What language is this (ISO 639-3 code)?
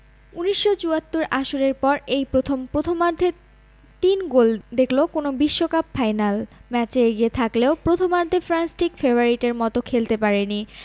ben